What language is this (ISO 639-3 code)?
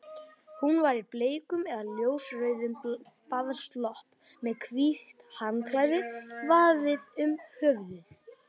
isl